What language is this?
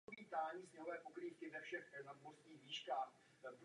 Czech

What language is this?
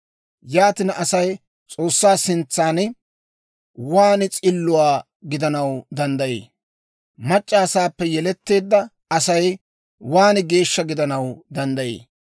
Dawro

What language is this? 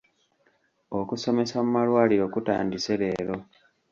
Ganda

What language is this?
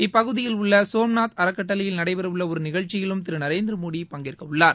Tamil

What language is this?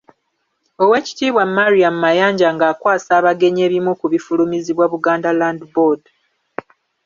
Ganda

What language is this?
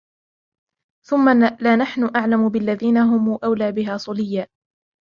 Arabic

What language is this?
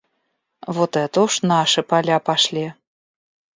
Russian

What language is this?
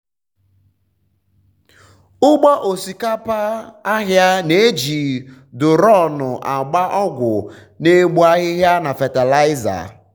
Igbo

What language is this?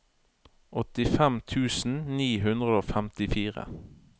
Norwegian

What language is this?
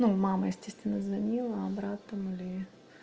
Russian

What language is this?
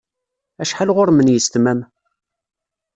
Kabyle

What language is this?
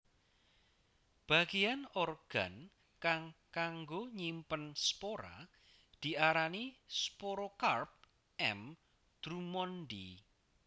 Javanese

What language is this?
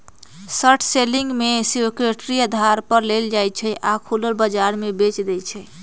Magahi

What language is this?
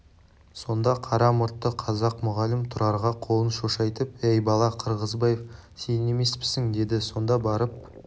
Kazakh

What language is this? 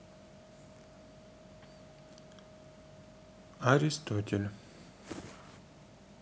Russian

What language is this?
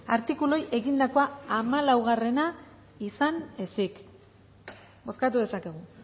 Basque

